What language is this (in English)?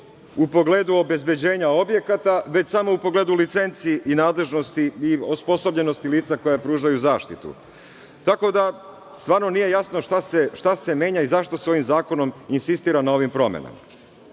Serbian